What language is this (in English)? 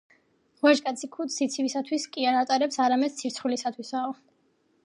Georgian